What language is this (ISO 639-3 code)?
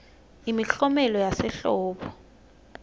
ssw